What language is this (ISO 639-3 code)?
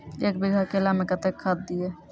mai